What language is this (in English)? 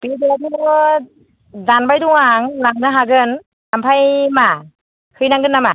Bodo